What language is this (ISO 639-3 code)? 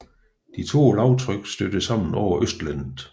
dan